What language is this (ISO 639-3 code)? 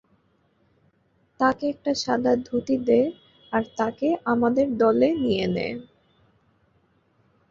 ben